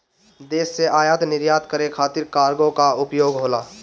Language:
Bhojpuri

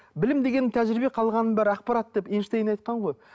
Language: Kazakh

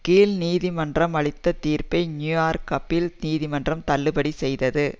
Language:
Tamil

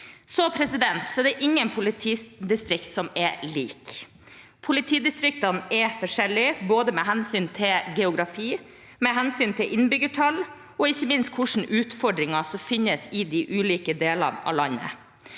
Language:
Norwegian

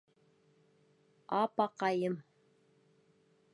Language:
Bashkir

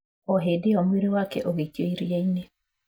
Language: Kikuyu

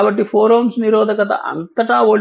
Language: Telugu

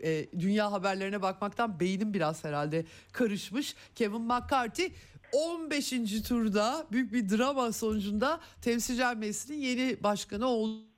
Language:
Turkish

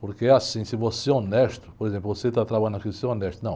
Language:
Portuguese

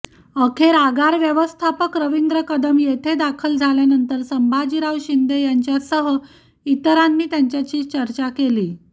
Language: Marathi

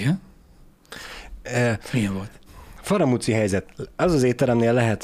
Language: Hungarian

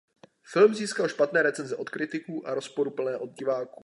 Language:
Czech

